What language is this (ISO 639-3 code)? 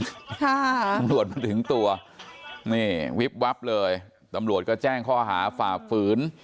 tha